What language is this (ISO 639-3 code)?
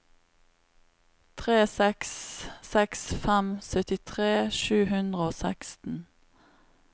nor